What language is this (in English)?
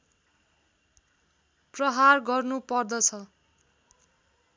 Nepali